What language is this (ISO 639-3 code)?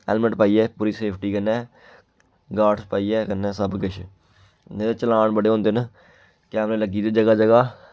doi